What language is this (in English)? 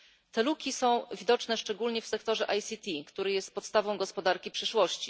Polish